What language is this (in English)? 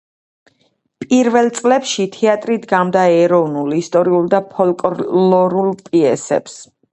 Georgian